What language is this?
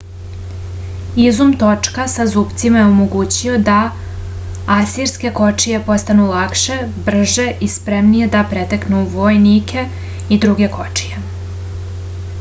Serbian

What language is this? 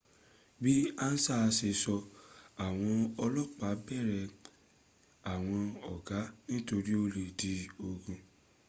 Yoruba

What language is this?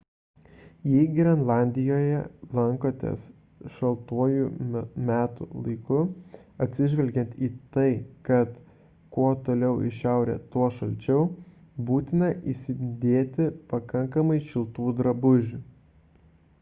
Lithuanian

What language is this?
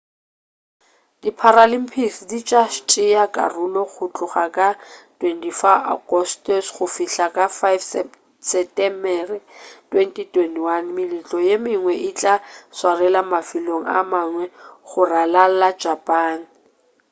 Northern Sotho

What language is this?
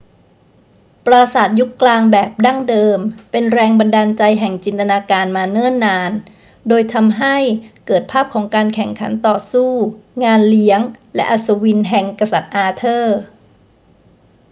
Thai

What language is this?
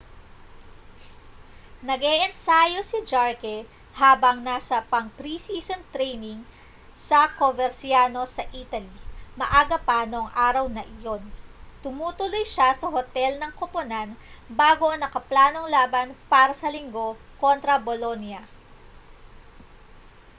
Filipino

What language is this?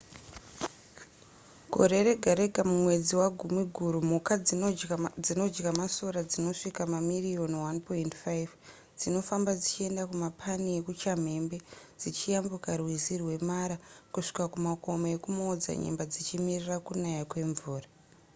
Shona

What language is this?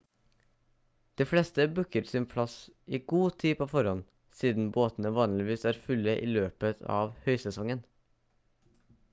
Norwegian Bokmål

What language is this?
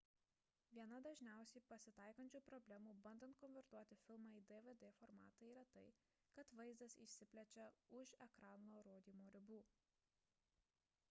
Lithuanian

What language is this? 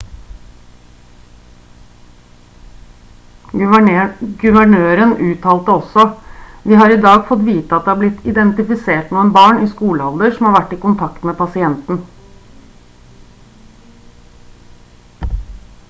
Norwegian Bokmål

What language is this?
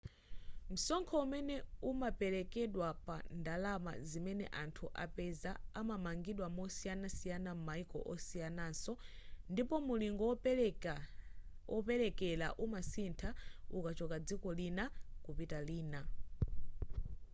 Nyanja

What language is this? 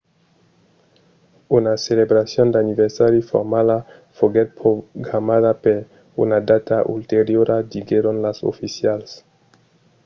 Occitan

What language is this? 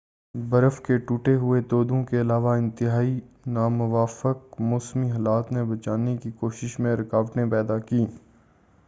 Urdu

